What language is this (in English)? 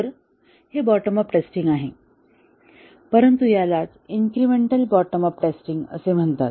Marathi